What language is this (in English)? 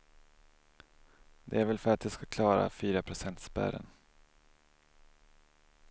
Swedish